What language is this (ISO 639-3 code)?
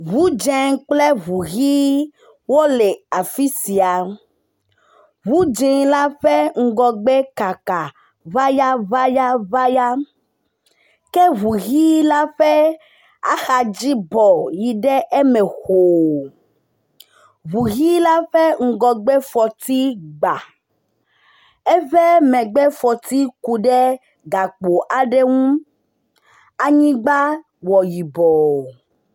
ewe